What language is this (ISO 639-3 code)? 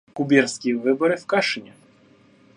rus